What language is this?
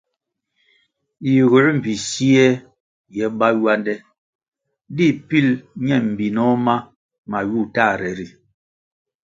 Kwasio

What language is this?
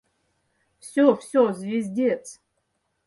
Mari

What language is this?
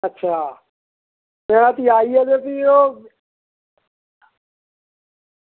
Dogri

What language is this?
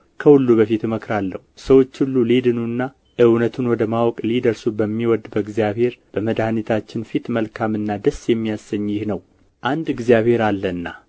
Amharic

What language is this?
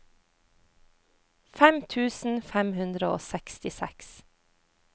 Norwegian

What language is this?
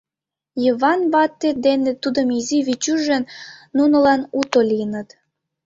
Mari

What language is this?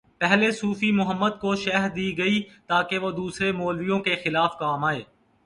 Urdu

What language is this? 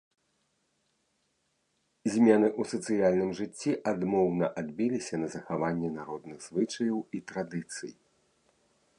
Belarusian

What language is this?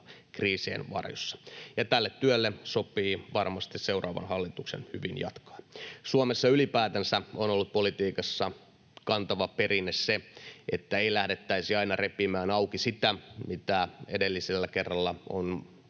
Finnish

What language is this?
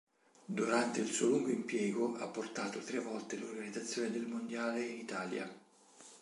Italian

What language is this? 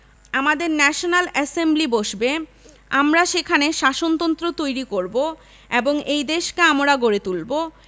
Bangla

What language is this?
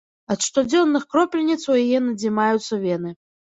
Belarusian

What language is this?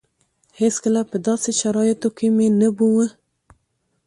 Pashto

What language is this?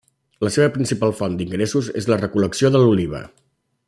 Catalan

